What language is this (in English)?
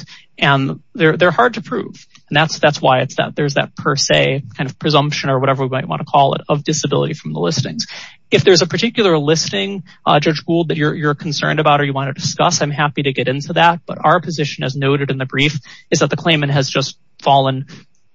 English